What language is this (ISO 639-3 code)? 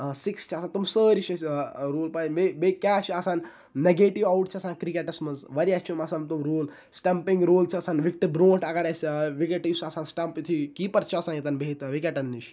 kas